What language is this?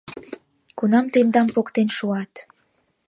Mari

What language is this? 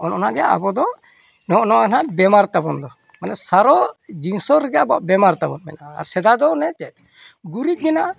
Santali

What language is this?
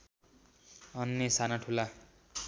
Nepali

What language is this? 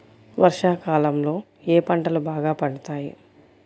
Telugu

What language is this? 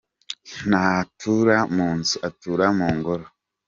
Kinyarwanda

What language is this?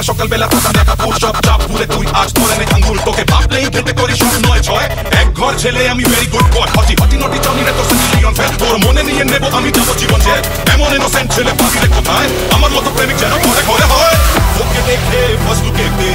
Arabic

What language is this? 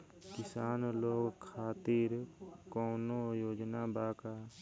Bhojpuri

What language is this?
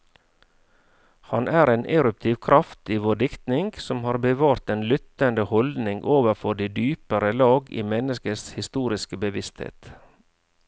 Norwegian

